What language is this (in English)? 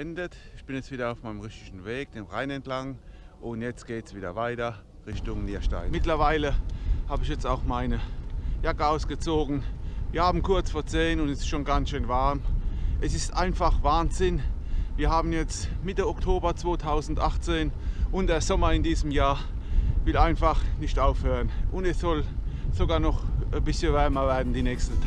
German